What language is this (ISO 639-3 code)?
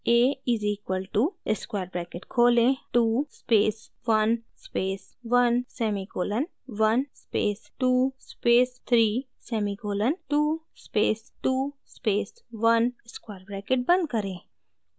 hin